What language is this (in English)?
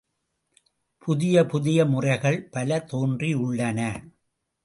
Tamil